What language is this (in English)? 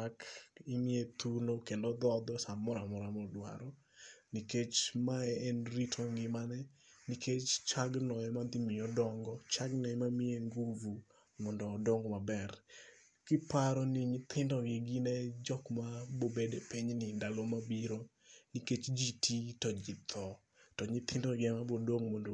Luo (Kenya and Tanzania)